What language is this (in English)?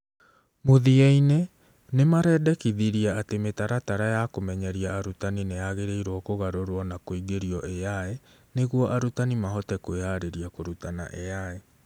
Kikuyu